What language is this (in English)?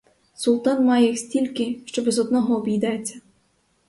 Ukrainian